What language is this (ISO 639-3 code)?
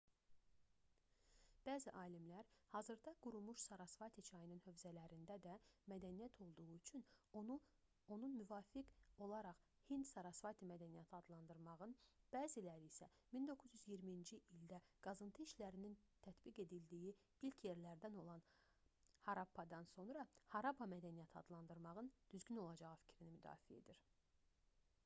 aze